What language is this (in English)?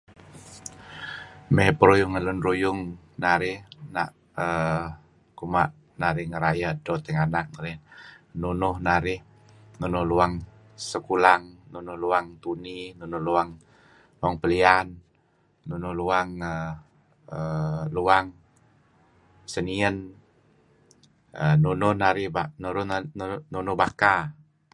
Kelabit